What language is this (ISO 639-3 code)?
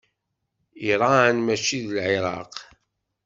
kab